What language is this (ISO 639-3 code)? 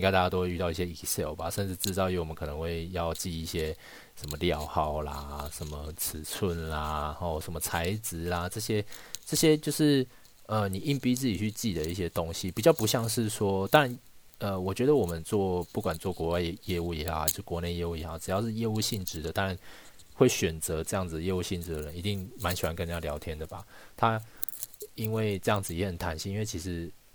zho